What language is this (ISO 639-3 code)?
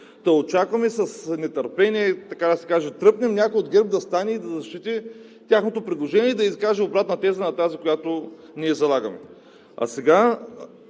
bul